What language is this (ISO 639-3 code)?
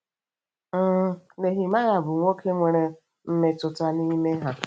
ibo